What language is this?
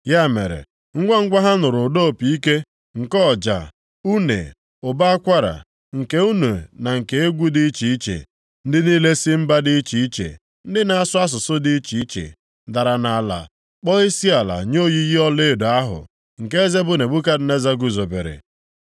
Igbo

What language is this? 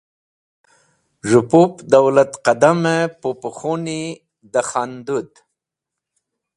Wakhi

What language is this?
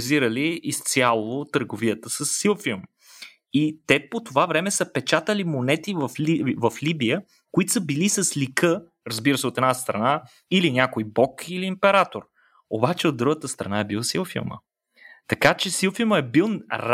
Bulgarian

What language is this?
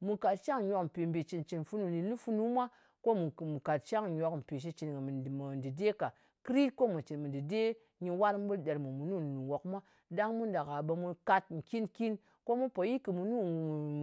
Ngas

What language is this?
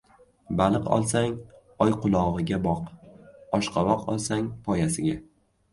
Uzbek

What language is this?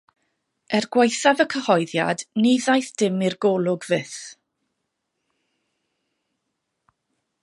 Welsh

